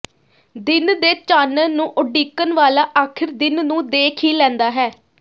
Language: Punjabi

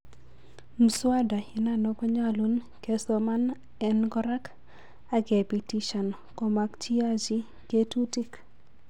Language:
Kalenjin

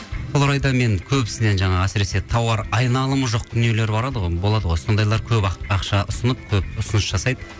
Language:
Kazakh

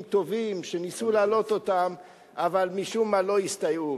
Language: Hebrew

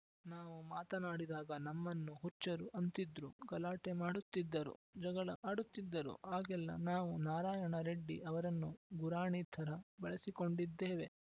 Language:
Kannada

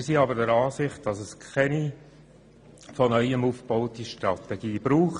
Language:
Swiss German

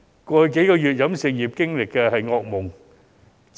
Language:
Cantonese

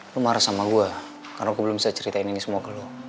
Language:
Indonesian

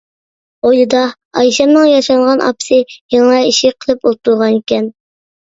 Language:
Uyghur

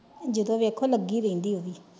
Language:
Punjabi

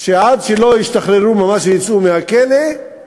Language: Hebrew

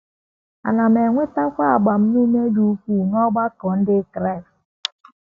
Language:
Igbo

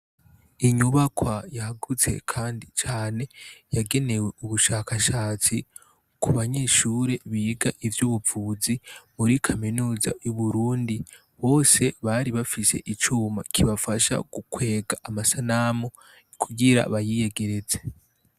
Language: Rundi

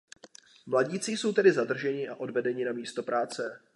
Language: Czech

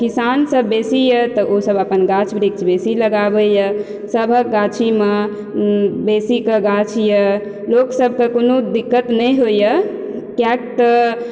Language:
Maithili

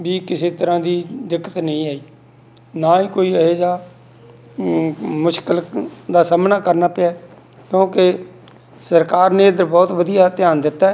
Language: Punjabi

